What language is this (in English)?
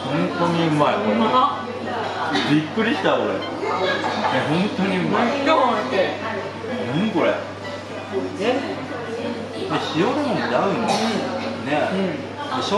Japanese